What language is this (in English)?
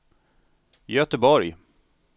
Swedish